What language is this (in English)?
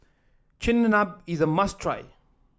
English